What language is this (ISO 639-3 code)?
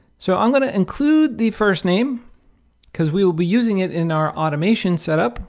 eng